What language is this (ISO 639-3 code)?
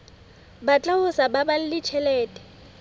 sot